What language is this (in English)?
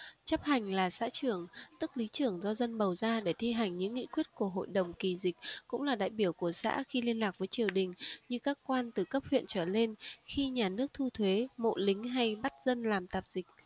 Vietnamese